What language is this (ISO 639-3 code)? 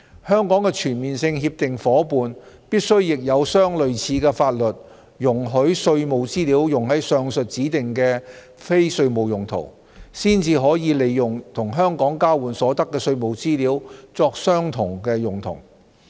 yue